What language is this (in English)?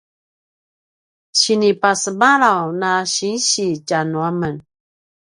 Paiwan